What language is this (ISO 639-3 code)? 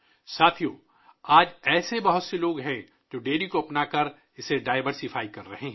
urd